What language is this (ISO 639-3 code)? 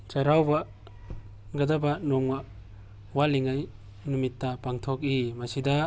mni